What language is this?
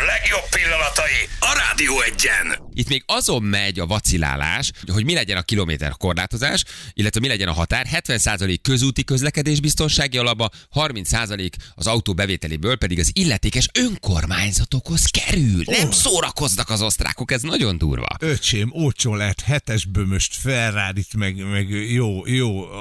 Hungarian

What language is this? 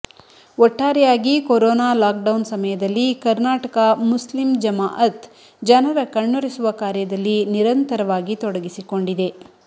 Kannada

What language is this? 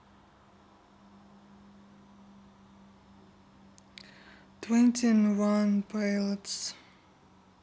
Russian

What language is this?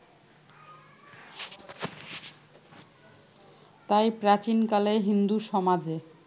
Bangla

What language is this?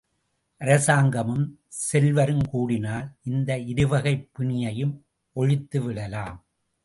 Tamil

